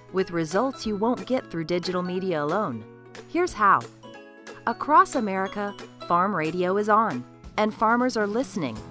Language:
English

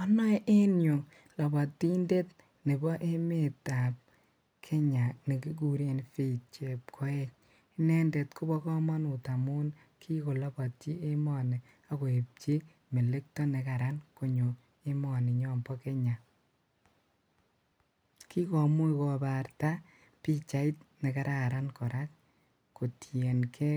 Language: Kalenjin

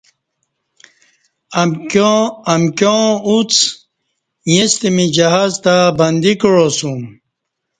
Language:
Kati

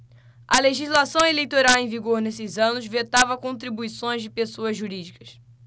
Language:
Portuguese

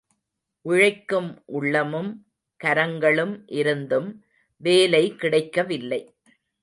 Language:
Tamil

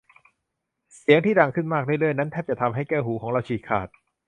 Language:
Thai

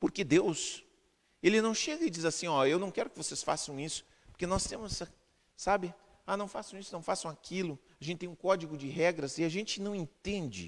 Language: Portuguese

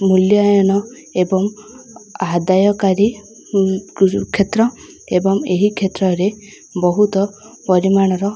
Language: Odia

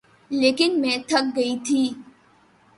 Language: Urdu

